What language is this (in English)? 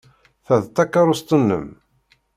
Kabyle